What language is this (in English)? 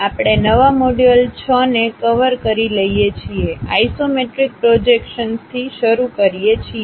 Gujarati